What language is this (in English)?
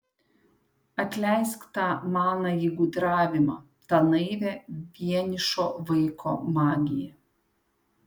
Lithuanian